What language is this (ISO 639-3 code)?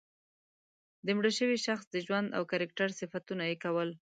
pus